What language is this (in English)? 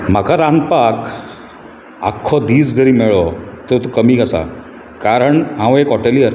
Konkani